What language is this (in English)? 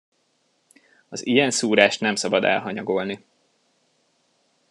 Hungarian